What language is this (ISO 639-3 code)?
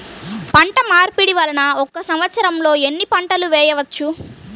tel